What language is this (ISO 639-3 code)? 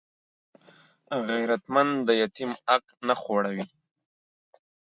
pus